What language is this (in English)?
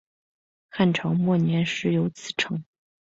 Chinese